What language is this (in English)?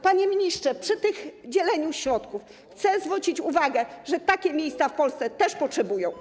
Polish